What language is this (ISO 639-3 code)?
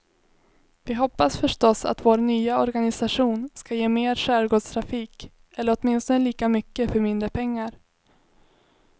swe